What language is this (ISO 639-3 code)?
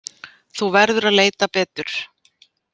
isl